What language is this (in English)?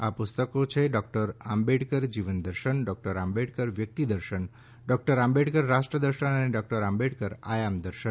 Gujarati